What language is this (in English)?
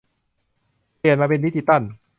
Thai